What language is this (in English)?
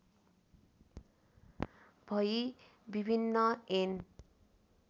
Nepali